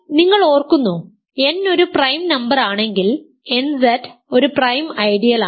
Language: Malayalam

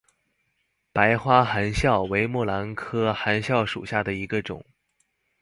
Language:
Chinese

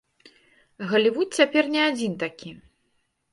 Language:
Belarusian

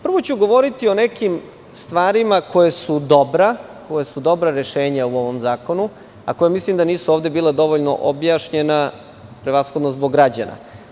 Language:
Serbian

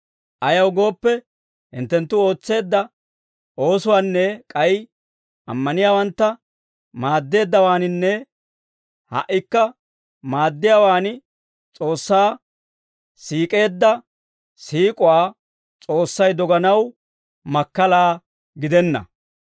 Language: Dawro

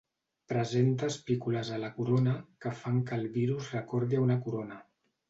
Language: Catalan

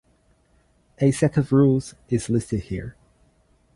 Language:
English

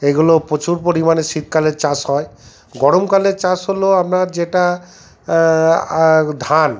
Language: Bangla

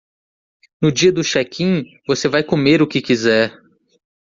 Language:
Portuguese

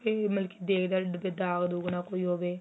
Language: Punjabi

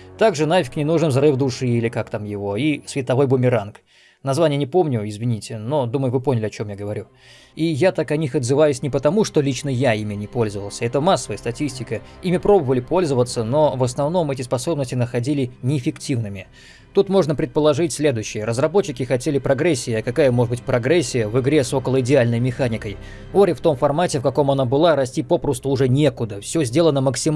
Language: Russian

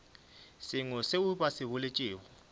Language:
Northern Sotho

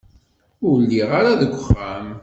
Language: Kabyle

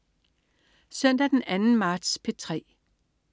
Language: Danish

